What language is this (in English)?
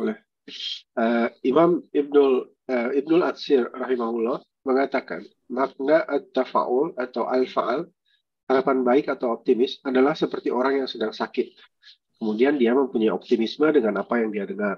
Indonesian